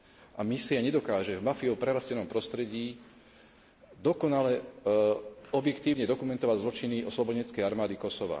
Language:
Slovak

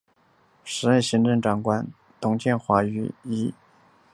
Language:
Chinese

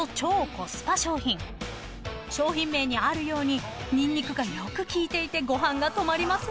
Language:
Japanese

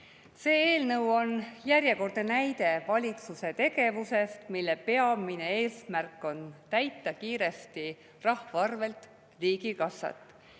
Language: Estonian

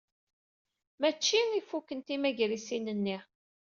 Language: Kabyle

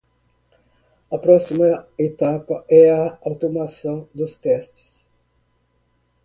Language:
Portuguese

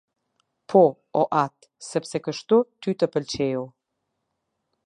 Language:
Albanian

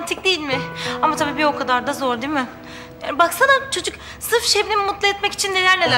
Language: Turkish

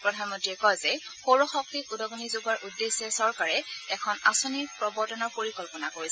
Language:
Assamese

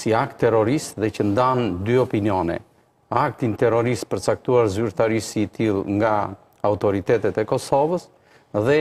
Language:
Romanian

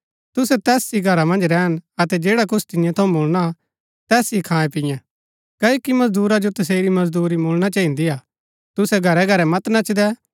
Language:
Gaddi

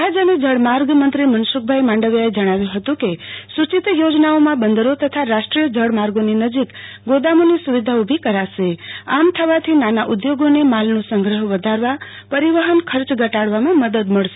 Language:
Gujarati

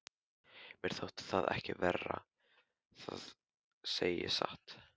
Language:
Icelandic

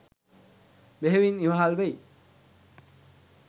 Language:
Sinhala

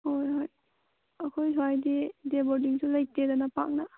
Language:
Manipuri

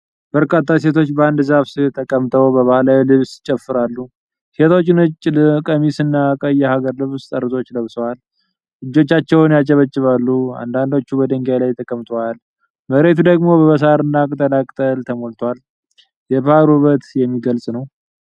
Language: Amharic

